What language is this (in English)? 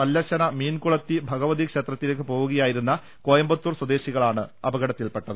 Malayalam